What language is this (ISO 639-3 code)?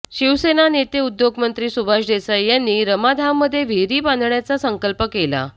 mar